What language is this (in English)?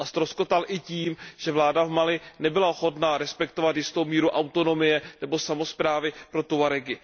Czech